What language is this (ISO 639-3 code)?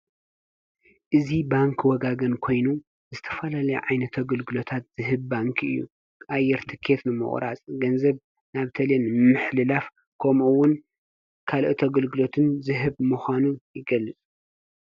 tir